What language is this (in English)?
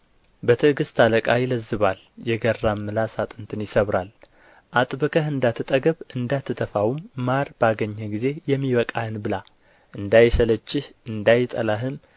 Amharic